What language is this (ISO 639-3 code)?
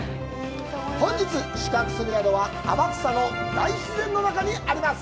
jpn